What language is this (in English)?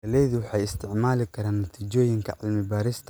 Somali